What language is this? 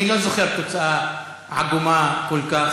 Hebrew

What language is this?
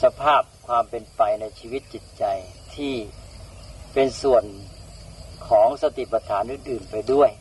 Thai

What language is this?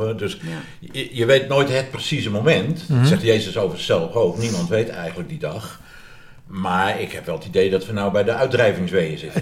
Dutch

